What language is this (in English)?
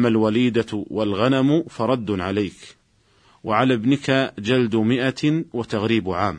Arabic